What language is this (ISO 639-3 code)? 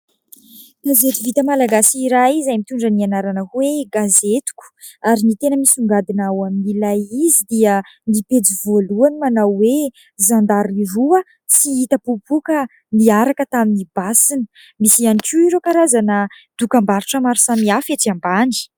mlg